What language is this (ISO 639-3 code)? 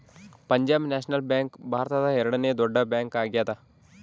kan